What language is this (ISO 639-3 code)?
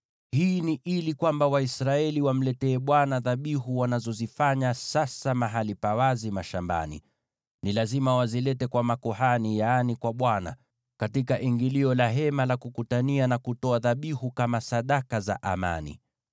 swa